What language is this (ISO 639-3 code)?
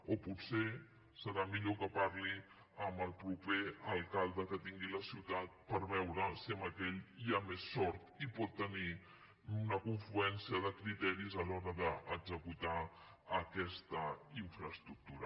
cat